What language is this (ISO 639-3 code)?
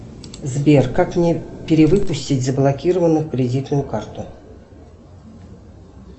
rus